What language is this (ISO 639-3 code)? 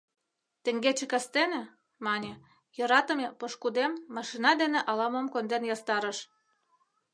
chm